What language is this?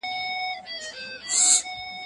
Pashto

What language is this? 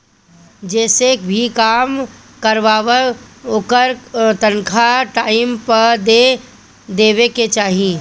Bhojpuri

